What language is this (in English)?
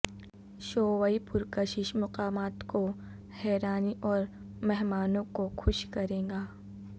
Urdu